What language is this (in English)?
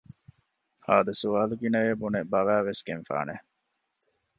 Divehi